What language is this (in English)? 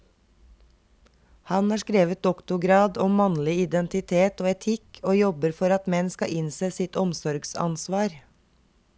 Norwegian